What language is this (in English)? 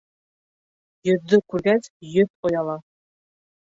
Bashkir